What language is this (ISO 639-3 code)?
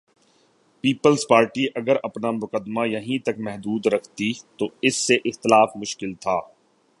urd